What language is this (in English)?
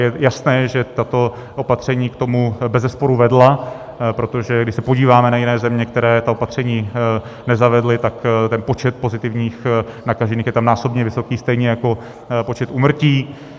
Czech